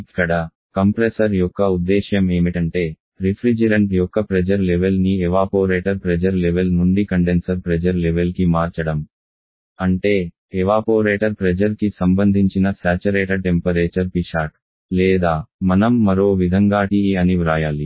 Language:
Telugu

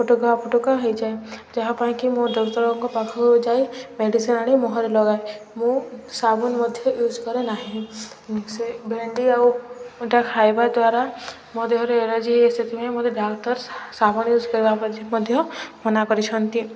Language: Odia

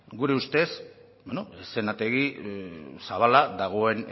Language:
Basque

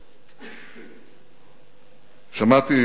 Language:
Hebrew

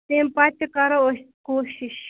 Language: Kashmiri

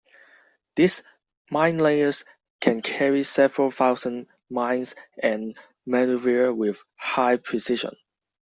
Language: English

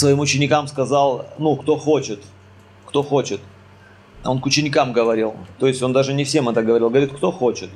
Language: Russian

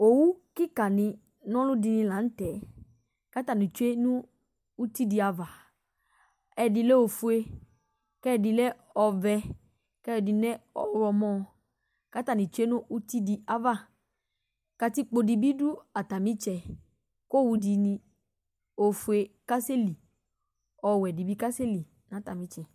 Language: Ikposo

